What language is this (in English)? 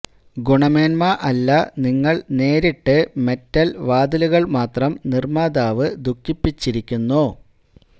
Malayalam